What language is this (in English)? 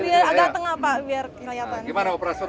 Indonesian